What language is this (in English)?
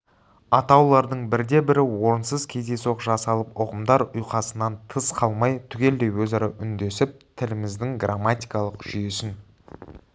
Kazakh